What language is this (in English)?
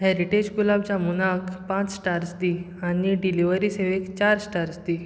Konkani